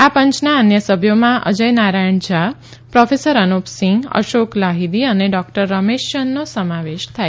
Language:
Gujarati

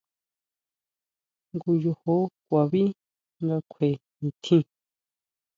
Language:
Huautla Mazatec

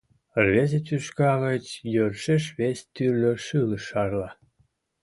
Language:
Mari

